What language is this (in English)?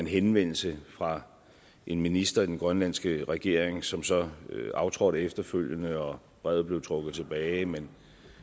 Danish